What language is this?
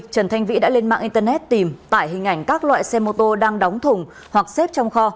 Vietnamese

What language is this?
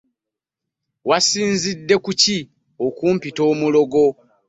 Ganda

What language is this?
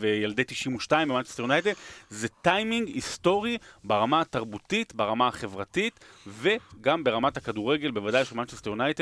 Hebrew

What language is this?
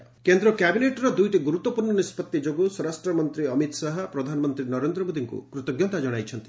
Odia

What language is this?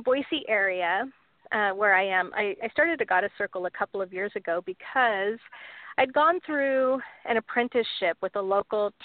English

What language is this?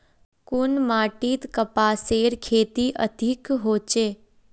Magahi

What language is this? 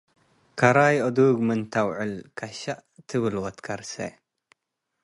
Tigre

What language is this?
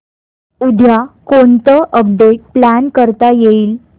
Marathi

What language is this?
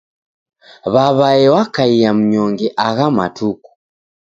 Taita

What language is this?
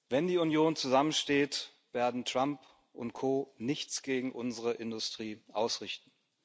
German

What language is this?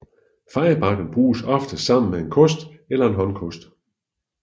Danish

